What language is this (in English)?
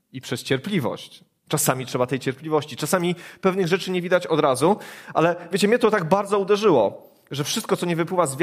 Polish